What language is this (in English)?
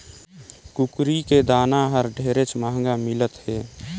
Chhattisgarhi